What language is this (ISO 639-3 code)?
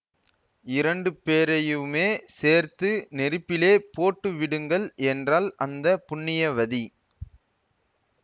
tam